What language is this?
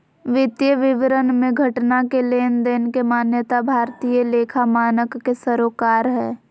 Magahi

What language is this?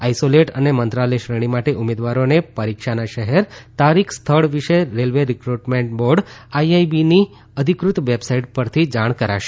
Gujarati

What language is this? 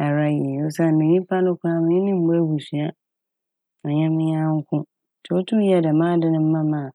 Akan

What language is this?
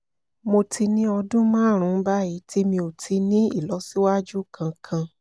Yoruba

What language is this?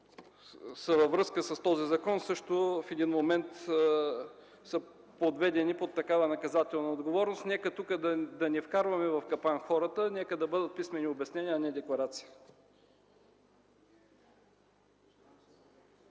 Bulgarian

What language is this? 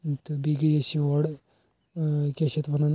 Kashmiri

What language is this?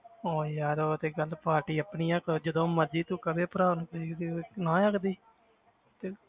Punjabi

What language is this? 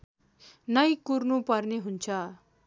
Nepali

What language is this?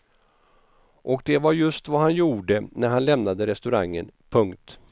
Swedish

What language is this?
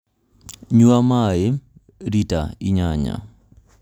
Kikuyu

